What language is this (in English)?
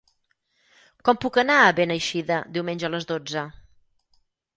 Catalan